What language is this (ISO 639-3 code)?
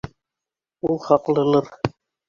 bak